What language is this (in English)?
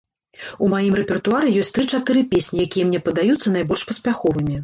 Belarusian